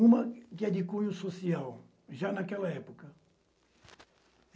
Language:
Portuguese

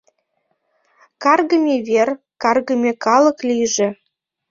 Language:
Mari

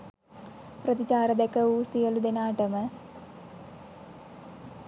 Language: Sinhala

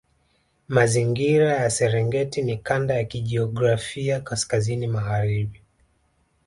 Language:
Swahili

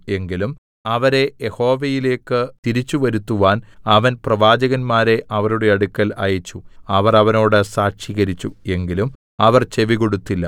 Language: Malayalam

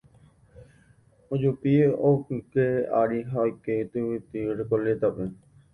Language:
Guarani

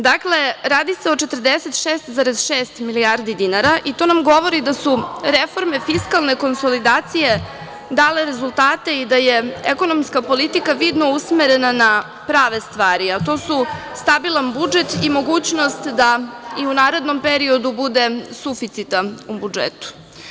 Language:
Serbian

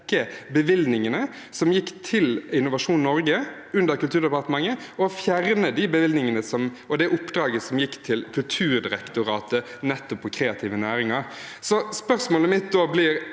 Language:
Norwegian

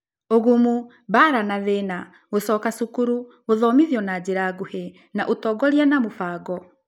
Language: Kikuyu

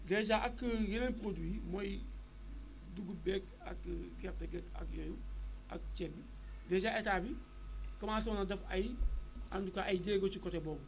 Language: Wolof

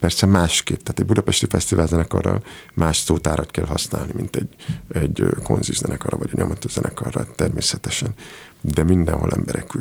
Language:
Hungarian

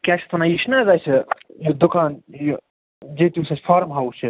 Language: Kashmiri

